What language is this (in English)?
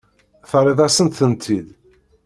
Kabyle